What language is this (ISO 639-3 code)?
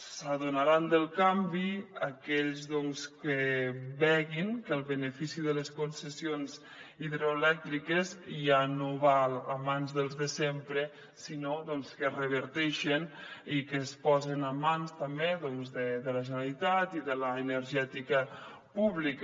cat